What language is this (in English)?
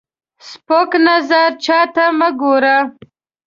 Pashto